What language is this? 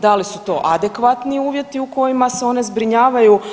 Croatian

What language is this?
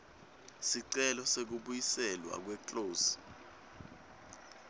Swati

